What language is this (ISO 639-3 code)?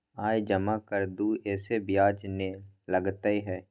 mai